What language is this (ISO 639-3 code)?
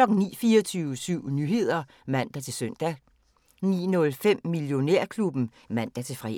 dan